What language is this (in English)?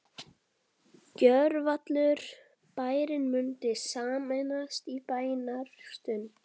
Icelandic